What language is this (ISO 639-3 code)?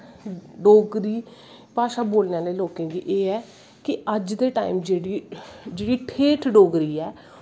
doi